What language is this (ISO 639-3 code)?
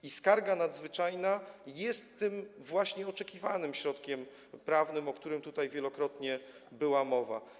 pol